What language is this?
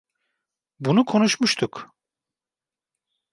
Turkish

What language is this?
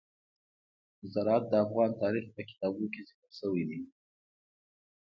Pashto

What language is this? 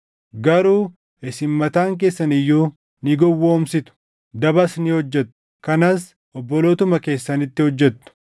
Oromo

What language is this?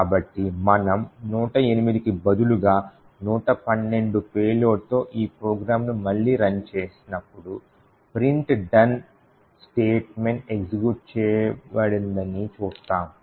Telugu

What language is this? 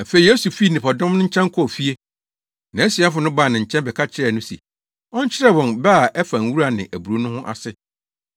Akan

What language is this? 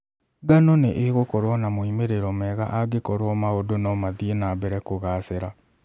Kikuyu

